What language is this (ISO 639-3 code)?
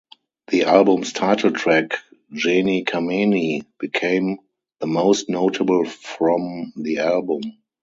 eng